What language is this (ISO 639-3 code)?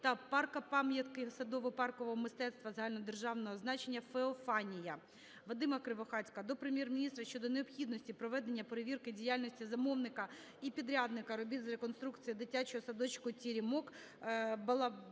ukr